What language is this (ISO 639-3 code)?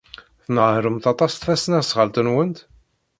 kab